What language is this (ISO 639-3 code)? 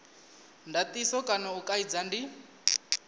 ven